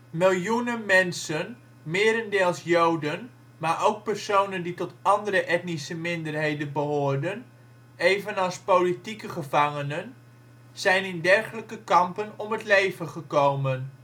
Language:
Dutch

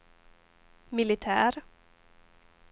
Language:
Swedish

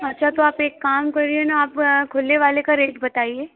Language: Hindi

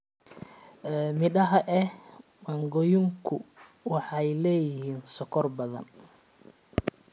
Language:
Somali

